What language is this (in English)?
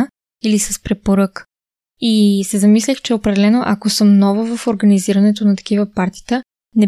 Bulgarian